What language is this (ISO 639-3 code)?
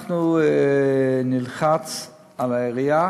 heb